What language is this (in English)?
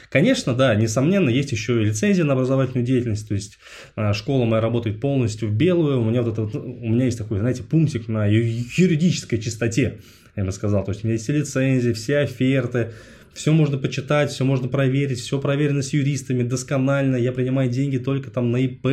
Russian